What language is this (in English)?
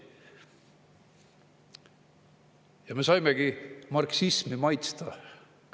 Estonian